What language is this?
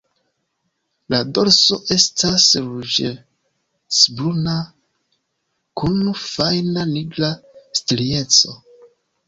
Esperanto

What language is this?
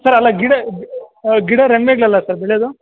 Kannada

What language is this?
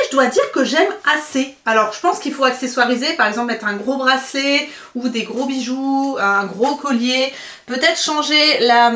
French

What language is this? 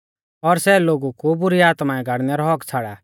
Mahasu Pahari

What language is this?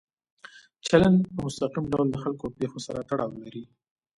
Pashto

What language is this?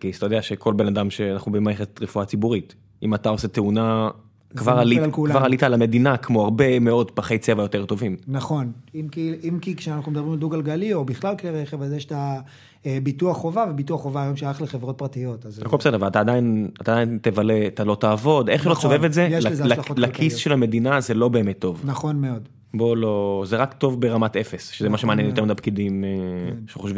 Hebrew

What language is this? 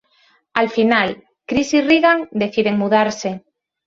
Spanish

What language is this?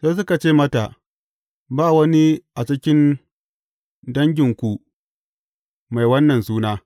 Hausa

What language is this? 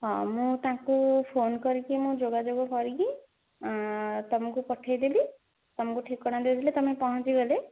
Odia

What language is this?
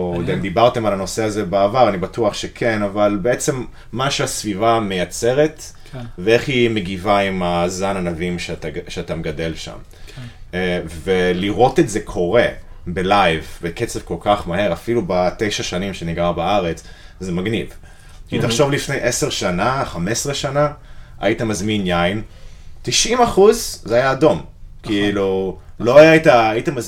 Hebrew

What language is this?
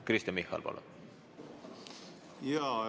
Estonian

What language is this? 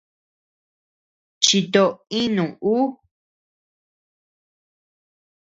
Tepeuxila Cuicatec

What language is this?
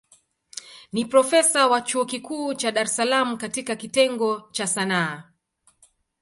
Swahili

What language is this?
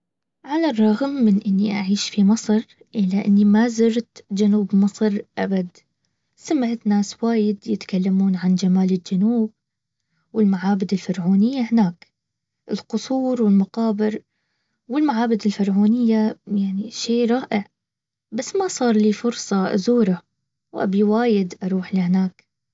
Baharna Arabic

